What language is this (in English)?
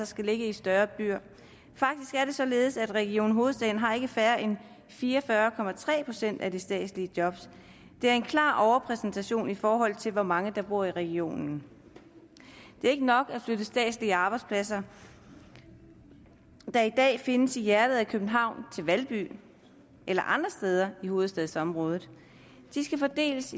Danish